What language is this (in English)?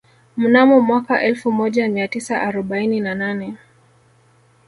Swahili